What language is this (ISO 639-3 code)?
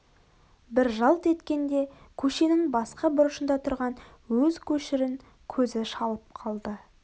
kaz